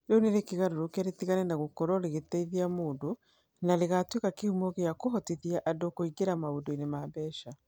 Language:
Kikuyu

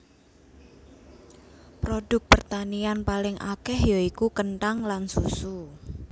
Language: Javanese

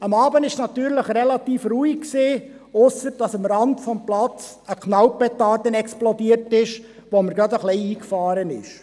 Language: Swiss German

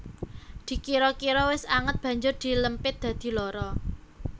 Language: Javanese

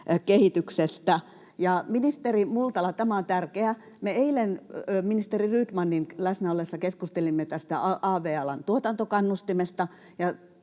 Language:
Finnish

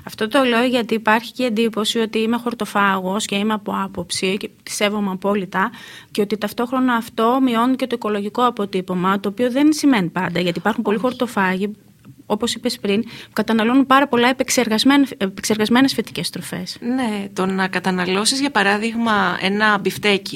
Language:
Greek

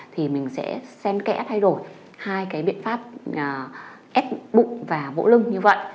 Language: Vietnamese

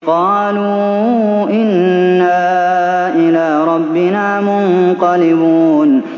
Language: Arabic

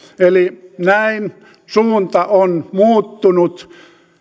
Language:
Finnish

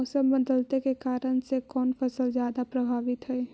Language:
Magahi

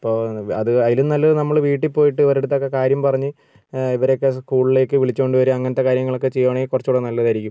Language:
Malayalam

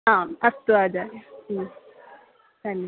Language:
Sanskrit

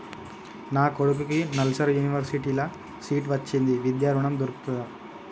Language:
Telugu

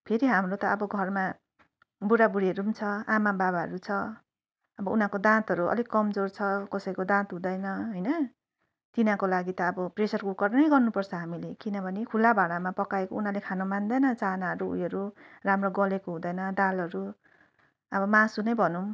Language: Nepali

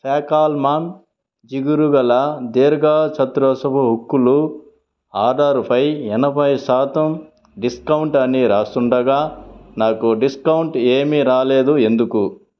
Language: Telugu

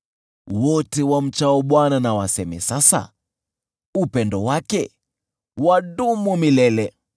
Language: Swahili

